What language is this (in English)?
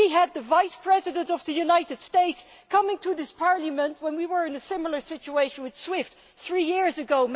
English